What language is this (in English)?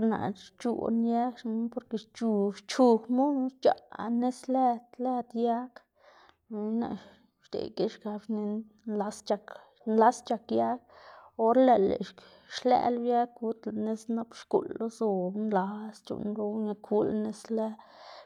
Xanaguía Zapotec